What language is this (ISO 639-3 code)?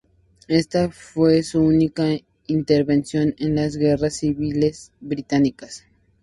spa